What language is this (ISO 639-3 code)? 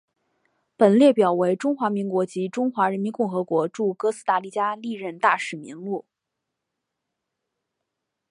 zho